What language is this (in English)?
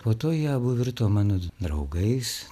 Lithuanian